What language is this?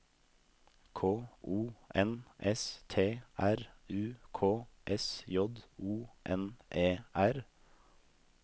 Norwegian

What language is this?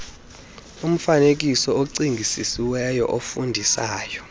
Xhosa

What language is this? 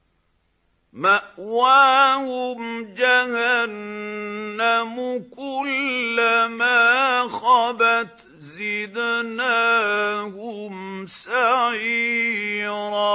Arabic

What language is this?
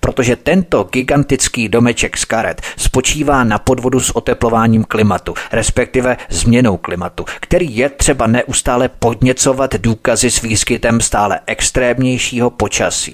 Czech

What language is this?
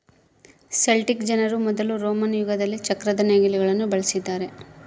Kannada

